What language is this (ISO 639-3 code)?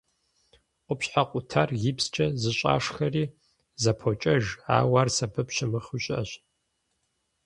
kbd